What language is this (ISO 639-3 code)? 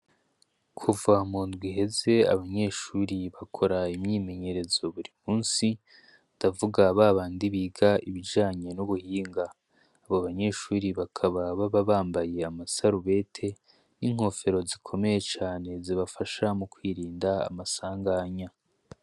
run